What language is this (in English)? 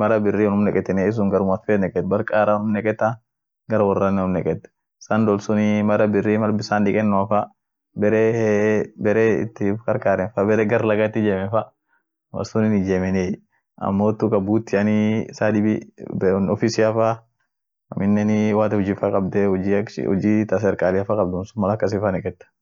Orma